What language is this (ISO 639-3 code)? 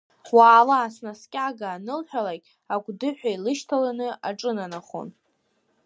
abk